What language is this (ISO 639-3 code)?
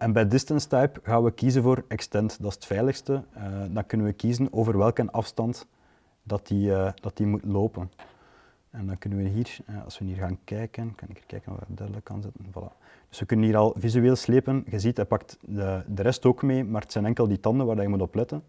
nld